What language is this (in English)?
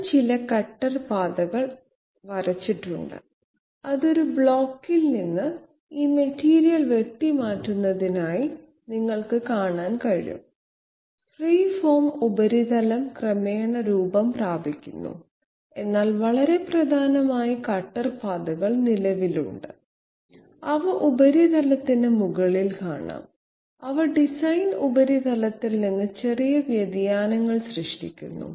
Malayalam